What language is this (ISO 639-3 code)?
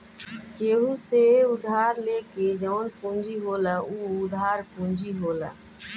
bho